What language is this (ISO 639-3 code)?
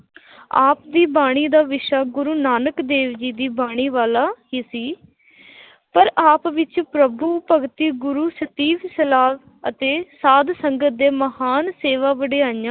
pan